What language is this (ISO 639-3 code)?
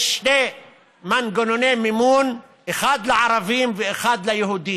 heb